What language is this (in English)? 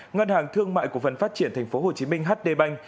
Vietnamese